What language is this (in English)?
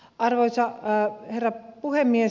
Finnish